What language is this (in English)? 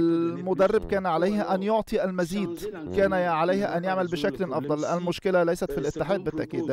Arabic